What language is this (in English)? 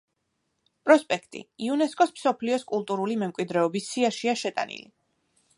Georgian